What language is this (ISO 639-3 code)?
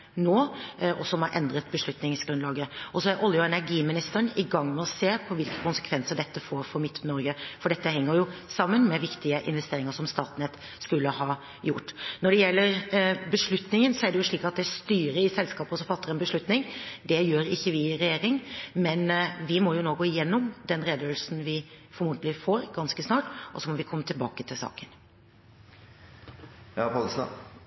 nob